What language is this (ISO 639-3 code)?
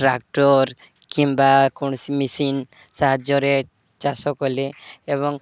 ori